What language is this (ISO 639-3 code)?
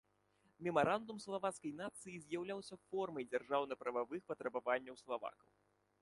bel